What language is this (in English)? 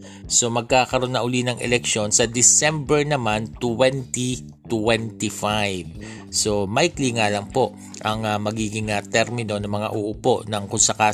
Filipino